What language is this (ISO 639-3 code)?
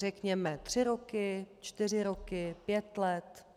ces